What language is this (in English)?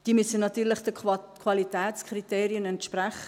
Swiss German